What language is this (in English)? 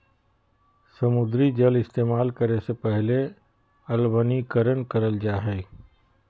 Magahi